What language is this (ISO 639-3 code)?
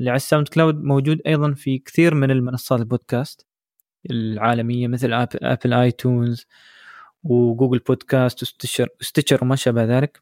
ara